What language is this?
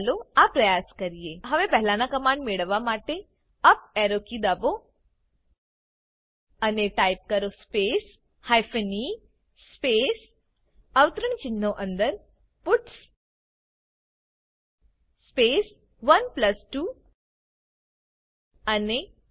Gujarati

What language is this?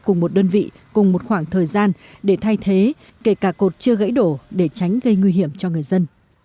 Vietnamese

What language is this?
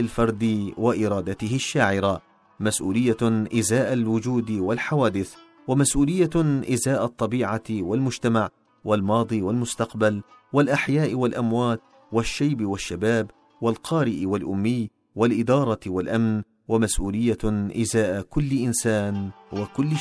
Arabic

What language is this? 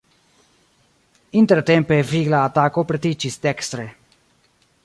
Esperanto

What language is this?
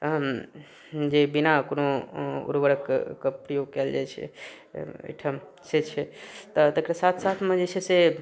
Maithili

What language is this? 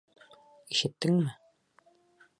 Bashkir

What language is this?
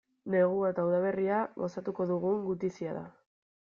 Basque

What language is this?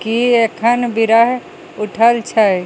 Maithili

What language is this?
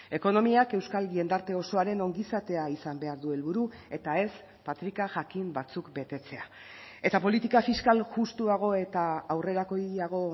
Basque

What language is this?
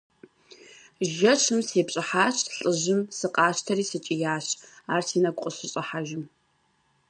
Kabardian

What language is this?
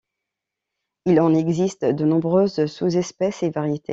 French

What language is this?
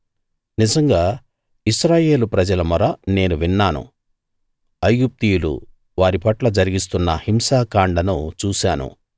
Telugu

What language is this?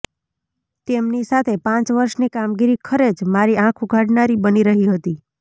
Gujarati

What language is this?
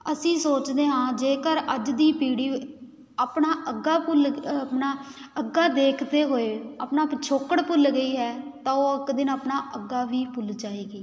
Punjabi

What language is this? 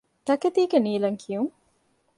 Divehi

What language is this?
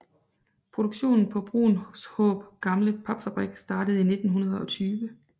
Danish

